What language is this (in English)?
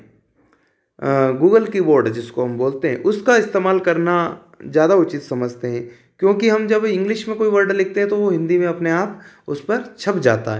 Hindi